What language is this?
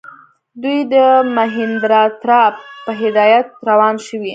Pashto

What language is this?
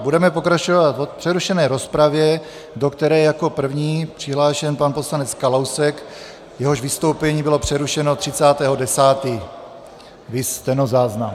Czech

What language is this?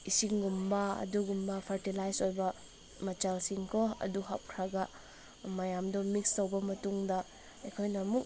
Manipuri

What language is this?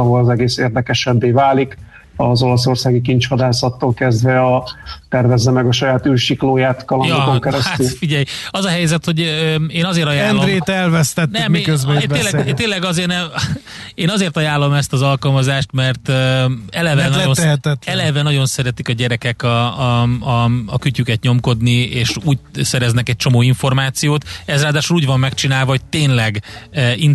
Hungarian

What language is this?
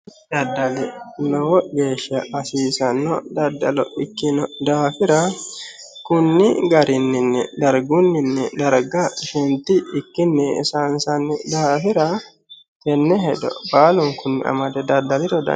Sidamo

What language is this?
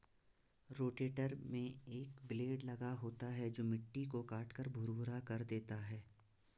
Hindi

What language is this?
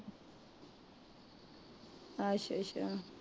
Punjabi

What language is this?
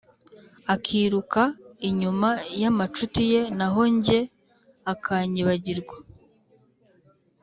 Kinyarwanda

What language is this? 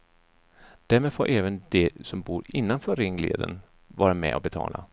Swedish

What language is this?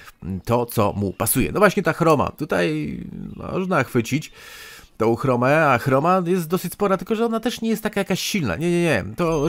Polish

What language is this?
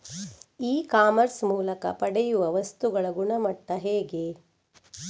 Kannada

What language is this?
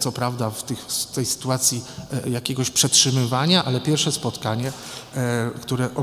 Polish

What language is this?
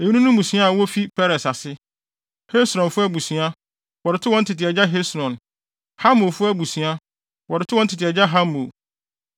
Akan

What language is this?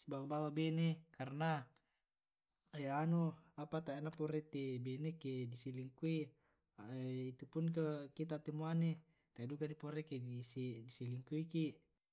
Tae'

